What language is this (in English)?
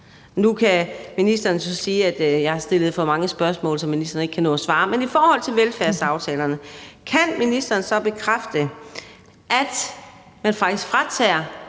Danish